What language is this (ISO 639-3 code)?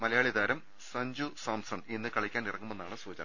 mal